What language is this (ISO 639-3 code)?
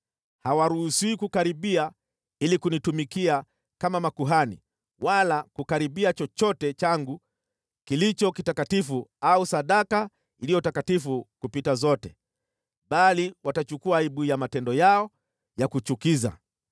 swa